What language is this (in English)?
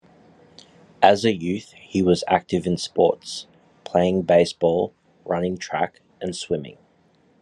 English